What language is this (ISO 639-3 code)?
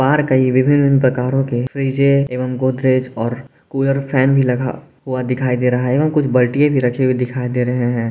hin